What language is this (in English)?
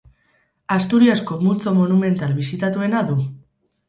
Basque